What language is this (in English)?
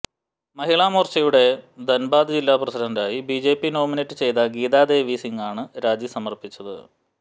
Malayalam